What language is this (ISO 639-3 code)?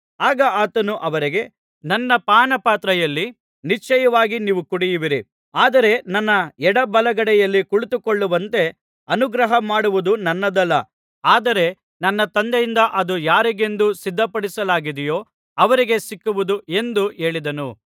kan